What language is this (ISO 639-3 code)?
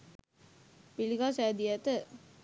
sin